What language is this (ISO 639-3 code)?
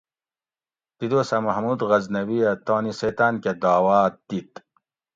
gwc